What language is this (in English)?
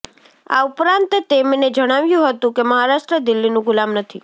Gujarati